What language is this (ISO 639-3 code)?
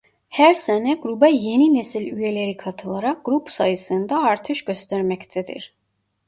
tur